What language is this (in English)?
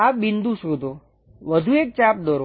Gujarati